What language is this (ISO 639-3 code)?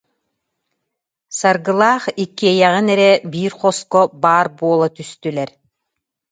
sah